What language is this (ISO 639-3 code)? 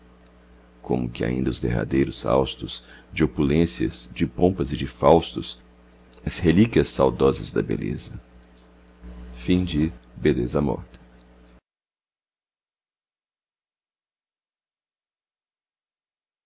por